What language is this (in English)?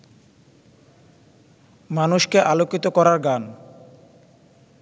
Bangla